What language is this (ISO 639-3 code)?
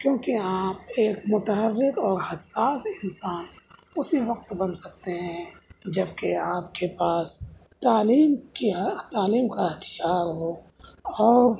urd